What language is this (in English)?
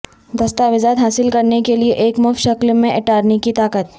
Urdu